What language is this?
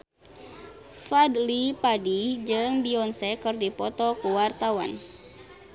Sundanese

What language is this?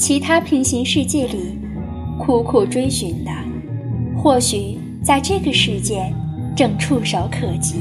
Chinese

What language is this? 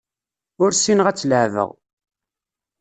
Kabyle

